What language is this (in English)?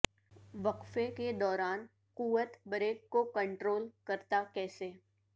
Urdu